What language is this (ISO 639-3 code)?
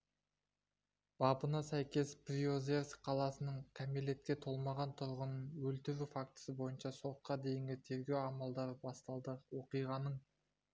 kaz